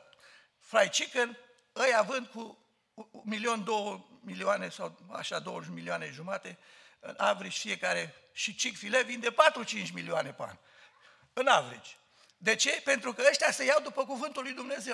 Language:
Romanian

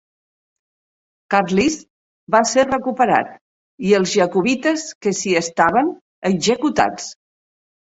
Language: Catalan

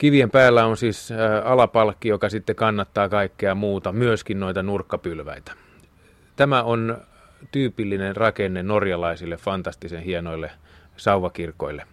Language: Finnish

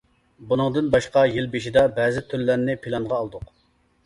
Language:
Uyghur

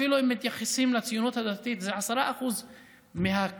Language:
Hebrew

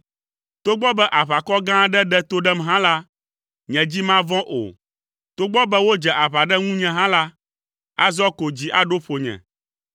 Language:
Ewe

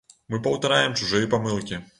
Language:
Belarusian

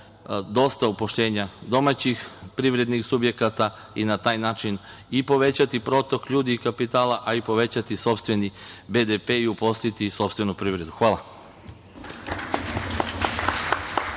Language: Serbian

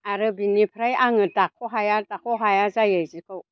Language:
Bodo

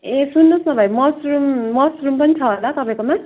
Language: Nepali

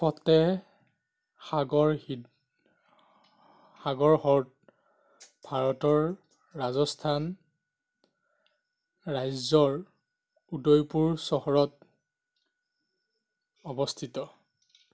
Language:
Assamese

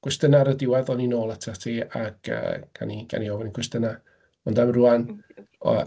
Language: Welsh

